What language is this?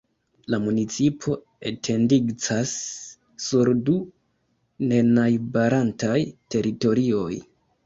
Esperanto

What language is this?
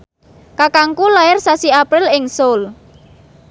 Javanese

